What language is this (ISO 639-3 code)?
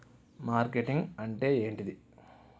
tel